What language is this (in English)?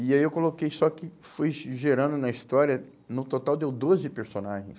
Portuguese